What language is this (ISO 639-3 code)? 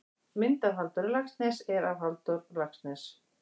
isl